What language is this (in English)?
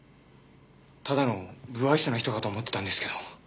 Japanese